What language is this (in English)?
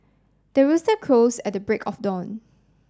English